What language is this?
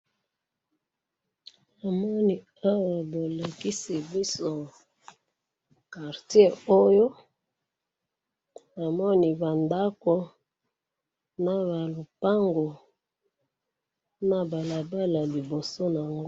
Lingala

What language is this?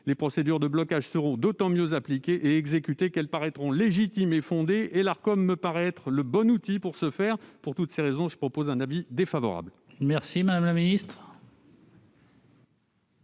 French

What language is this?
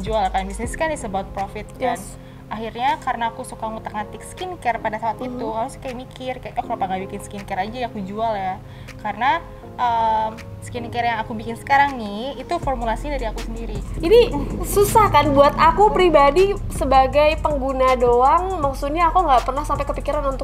Indonesian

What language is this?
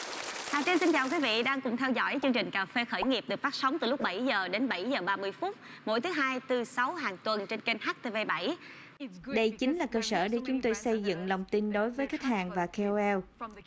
Vietnamese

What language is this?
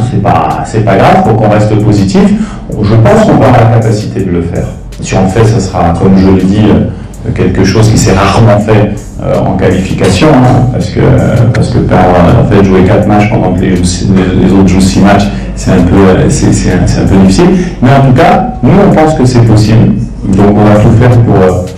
French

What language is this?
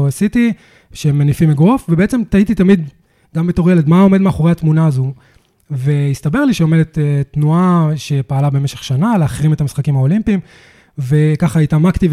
Hebrew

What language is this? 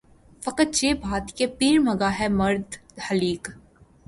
Urdu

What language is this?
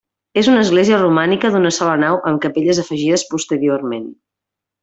Catalan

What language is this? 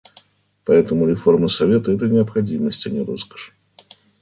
Russian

